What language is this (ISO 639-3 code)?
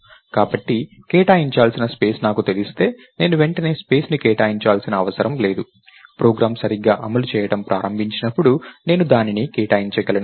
tel